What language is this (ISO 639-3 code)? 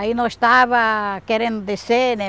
por